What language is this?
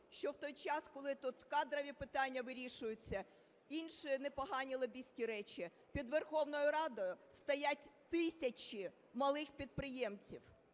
Ukrainian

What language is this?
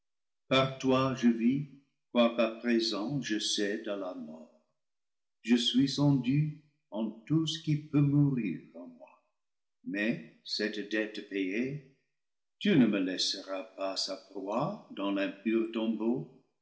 French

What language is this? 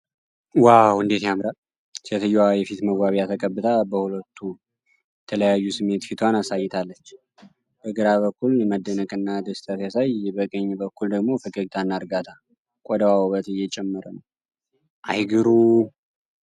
Amharic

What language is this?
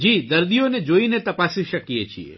Gujarati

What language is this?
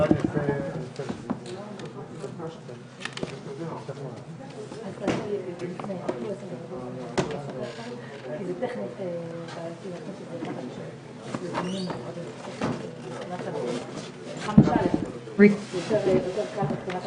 Hebrew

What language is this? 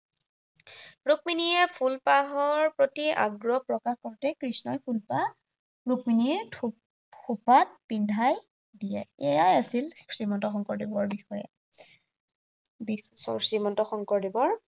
Assamese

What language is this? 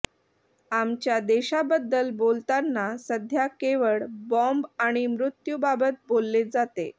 Marathi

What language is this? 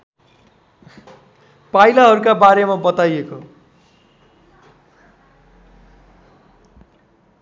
Nepali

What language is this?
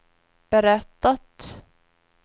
Swedish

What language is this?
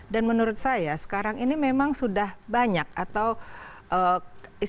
Indonesian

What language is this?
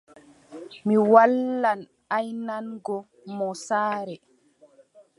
Adamawa Fulfulde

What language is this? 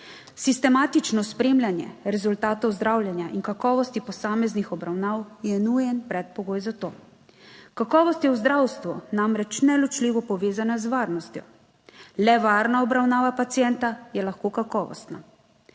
Slovenian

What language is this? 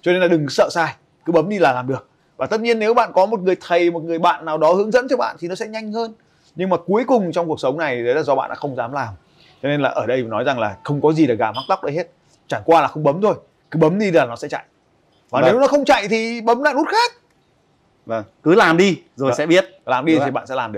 Vietnamese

